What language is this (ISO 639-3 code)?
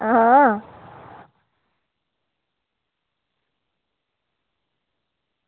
doi